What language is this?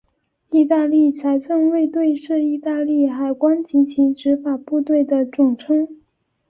Chinese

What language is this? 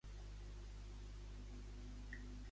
Catalan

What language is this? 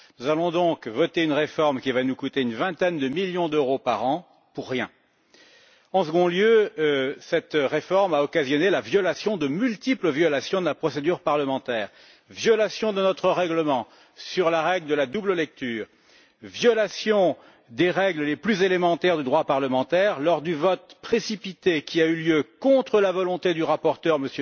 French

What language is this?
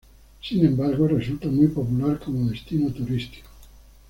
Spanish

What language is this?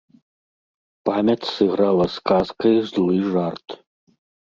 Belarusian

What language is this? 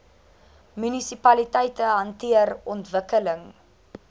Afrikaans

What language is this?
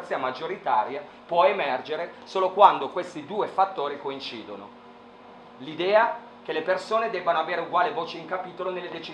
Italian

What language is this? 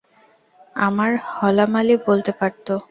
Bangla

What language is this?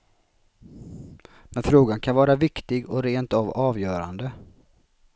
Swedish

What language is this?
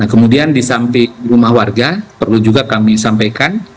Indonesian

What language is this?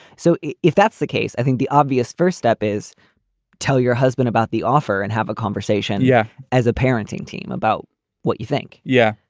English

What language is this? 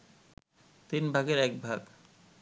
Bangla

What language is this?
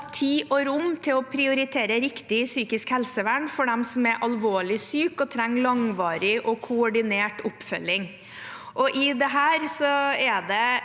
Norwegian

